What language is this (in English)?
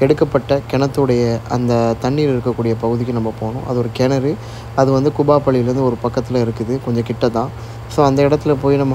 Arabic